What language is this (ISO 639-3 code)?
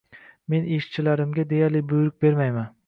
uzb